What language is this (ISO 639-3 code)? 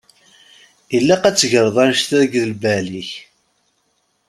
kab